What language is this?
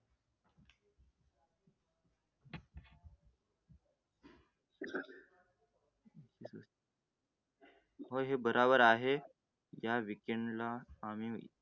Marathi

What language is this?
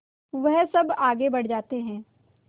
Hindi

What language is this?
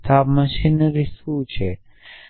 Gujarati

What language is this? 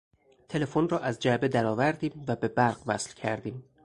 Persian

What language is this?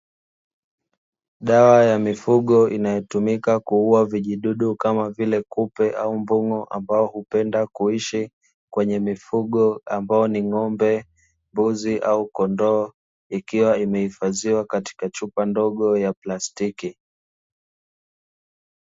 Swahili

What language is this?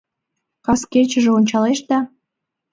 Mari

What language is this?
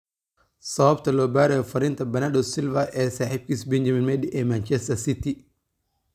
Somali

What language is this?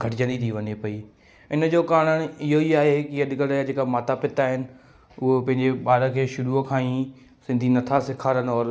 Sindhi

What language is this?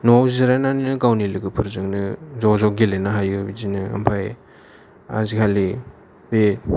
Bodo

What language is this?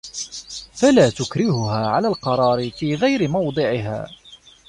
Arabic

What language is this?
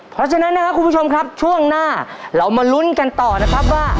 Thai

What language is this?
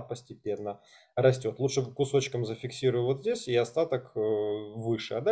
Russian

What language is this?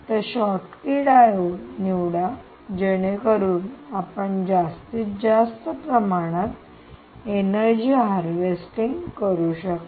Marathi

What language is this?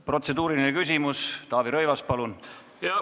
Estonian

